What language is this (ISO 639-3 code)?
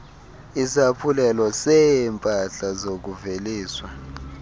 xho